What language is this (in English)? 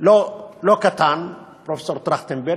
Hebrew